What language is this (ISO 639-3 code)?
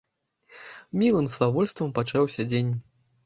bel